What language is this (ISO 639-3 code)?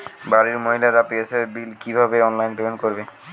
ben